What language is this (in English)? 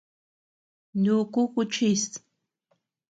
Tepeuxila Cuicatec